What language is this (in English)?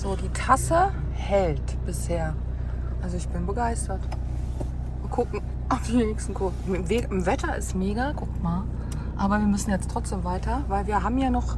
German